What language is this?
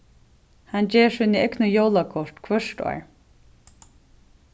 Faroese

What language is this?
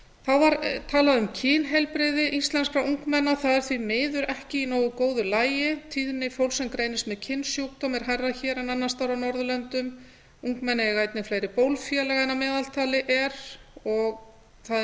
Icelandic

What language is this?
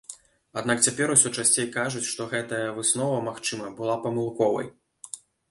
Belarusian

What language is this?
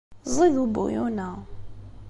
Kabyle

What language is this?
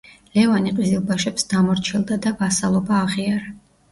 Georgian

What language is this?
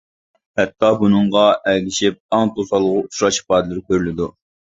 Uyghur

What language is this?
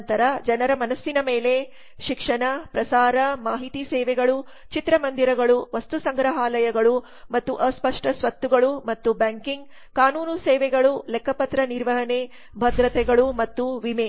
Kannada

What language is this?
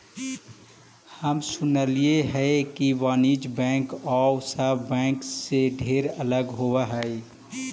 Magahi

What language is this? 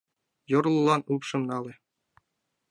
Mari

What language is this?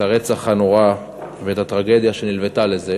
Hebrew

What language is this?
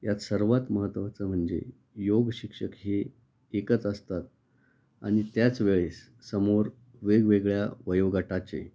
Marathi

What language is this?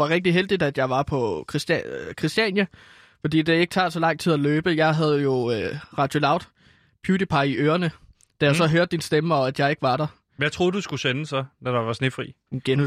Danish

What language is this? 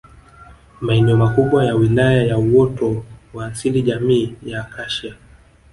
Swahili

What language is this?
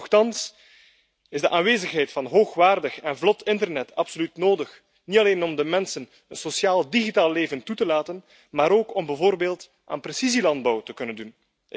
Dutch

